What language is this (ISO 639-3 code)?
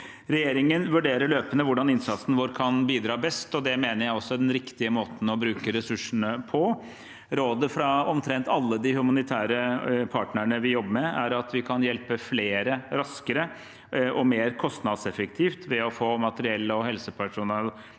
nor